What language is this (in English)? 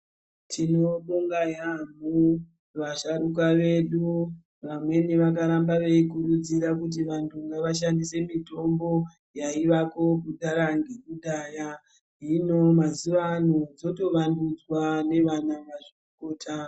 Ndau